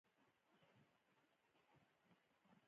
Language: Pashto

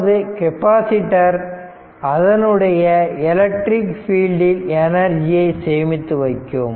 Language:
Tamil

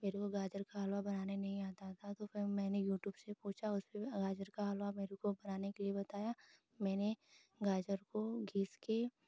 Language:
Hindi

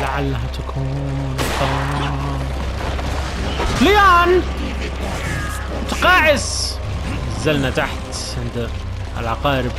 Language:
Arabic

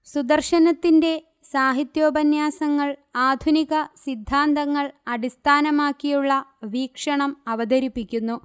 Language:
Malayalam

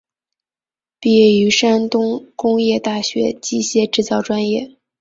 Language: Chinese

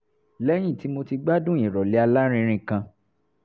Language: Yoruba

